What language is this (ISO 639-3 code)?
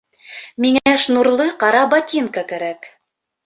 bak